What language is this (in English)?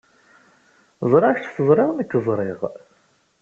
Kabyle